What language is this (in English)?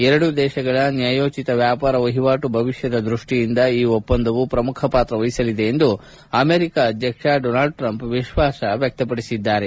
Kannada